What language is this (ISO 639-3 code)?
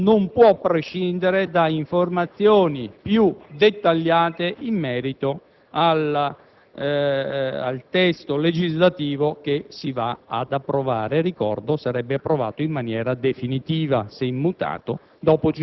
ita